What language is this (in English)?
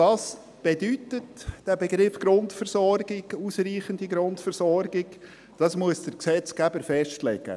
Swiss German